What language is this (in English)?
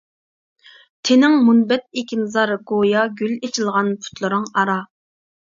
Uyghur